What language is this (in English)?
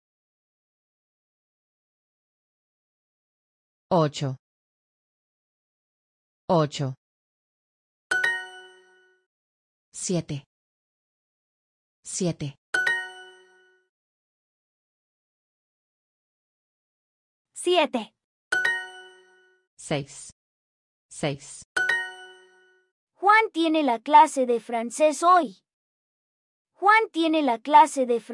Spanish